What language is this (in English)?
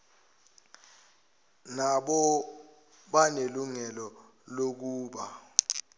Zulu